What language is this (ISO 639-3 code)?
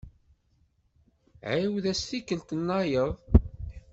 kab